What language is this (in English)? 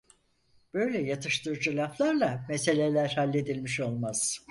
Turkish